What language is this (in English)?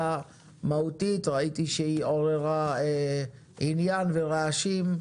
Hebrew